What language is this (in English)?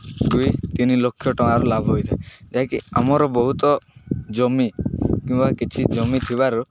Odia